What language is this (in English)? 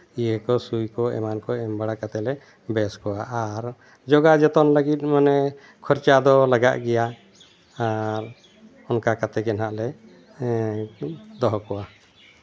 Santali